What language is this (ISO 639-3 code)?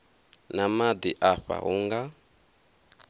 ven